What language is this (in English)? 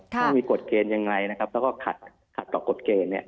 Thai